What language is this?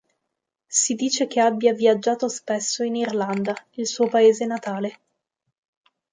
Italian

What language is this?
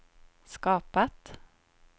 Swedish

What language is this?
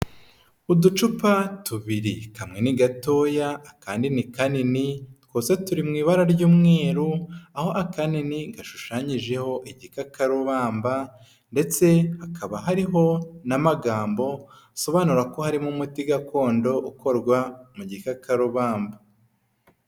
Kinyarwanda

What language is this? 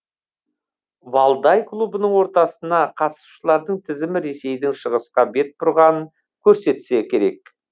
Kazakh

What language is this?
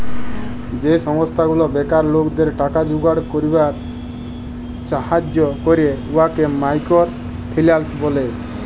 Bangla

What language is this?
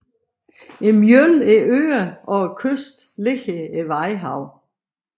Danish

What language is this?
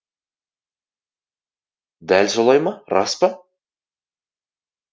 Kazakh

